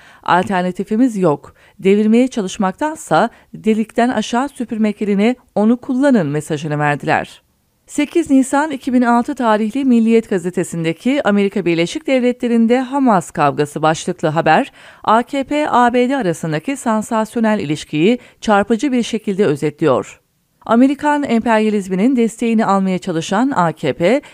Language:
Turkish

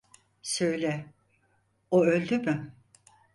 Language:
Turkish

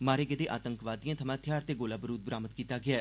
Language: Dogri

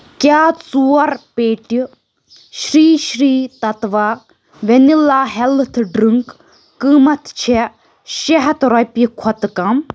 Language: Kashmiri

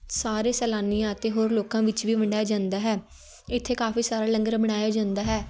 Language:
Punjabi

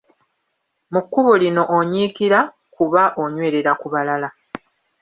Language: Ganda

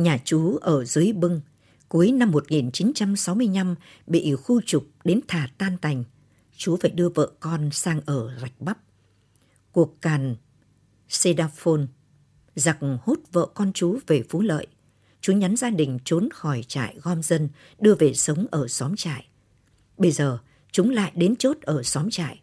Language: Vietnamese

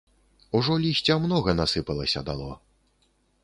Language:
Belarusian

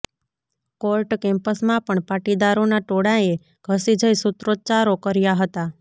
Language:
Gujarati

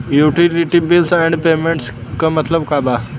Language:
Bhojpuri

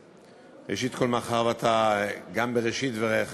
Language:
Hebrew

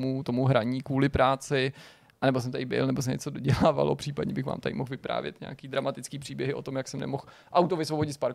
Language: Czech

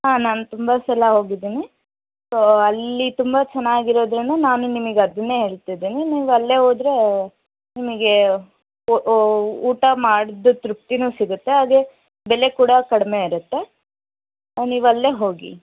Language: Kannada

